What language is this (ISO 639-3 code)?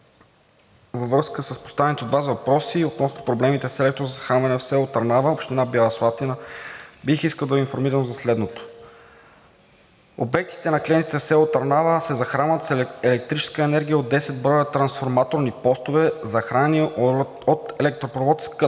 bul